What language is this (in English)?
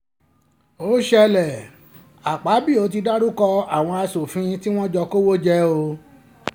Yoruba